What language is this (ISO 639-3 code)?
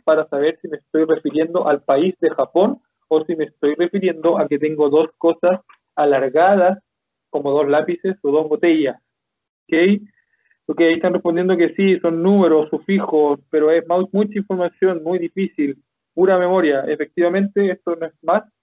spa